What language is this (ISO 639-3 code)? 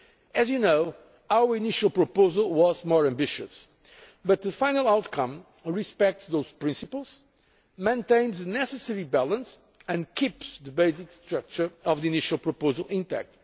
eng